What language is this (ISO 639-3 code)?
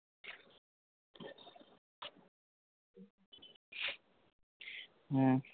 ben